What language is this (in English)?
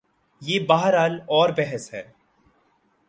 Urdu